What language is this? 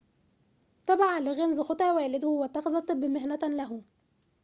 Arabic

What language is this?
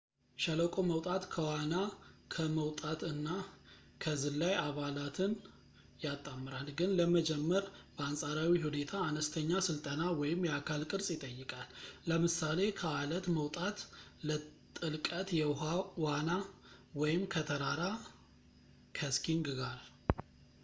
Amharic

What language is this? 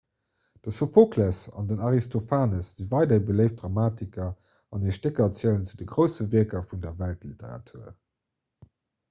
Luxembourgish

